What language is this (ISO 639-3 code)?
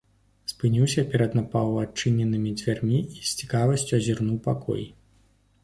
bel